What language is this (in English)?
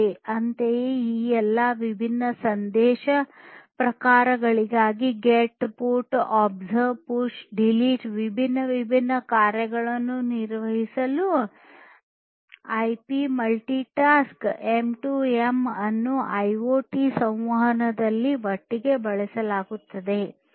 Kannada